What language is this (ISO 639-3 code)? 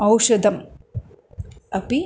san